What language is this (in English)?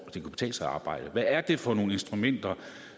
Danish